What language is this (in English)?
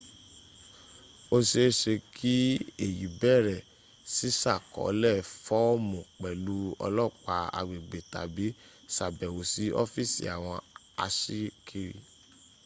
Yoruba